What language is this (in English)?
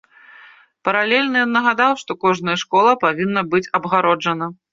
Belarusian